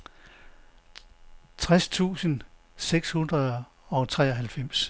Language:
Danish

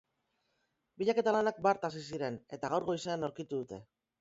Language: Basque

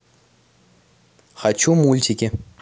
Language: Russian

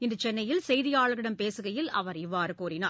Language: Tamil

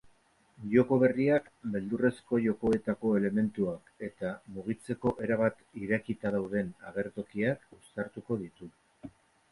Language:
Basque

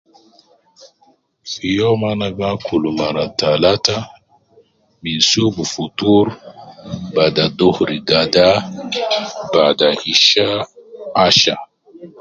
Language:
Nubi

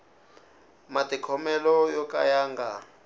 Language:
Tsonga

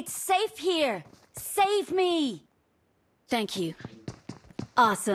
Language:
Russian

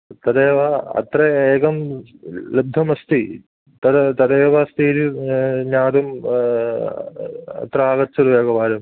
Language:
Sanskrit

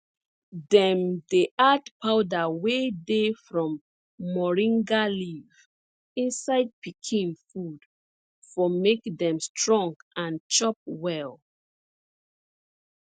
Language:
Nigerian Pidgin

